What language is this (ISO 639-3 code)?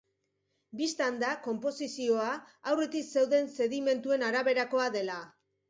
eus